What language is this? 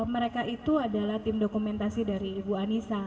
Indonesian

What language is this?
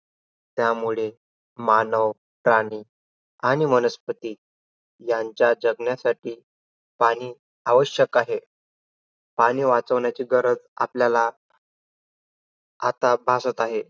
Marathi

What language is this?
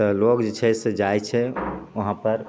Maithili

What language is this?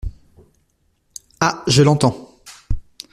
French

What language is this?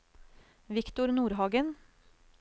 Norwegian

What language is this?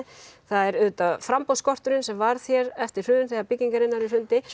Icelandic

